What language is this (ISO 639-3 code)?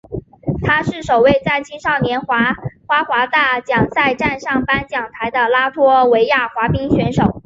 zho